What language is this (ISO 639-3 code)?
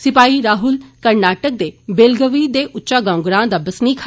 doi